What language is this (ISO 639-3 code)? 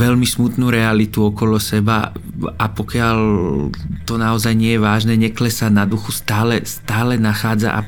ces